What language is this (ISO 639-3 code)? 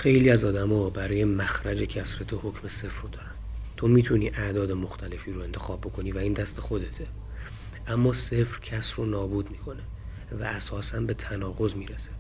fas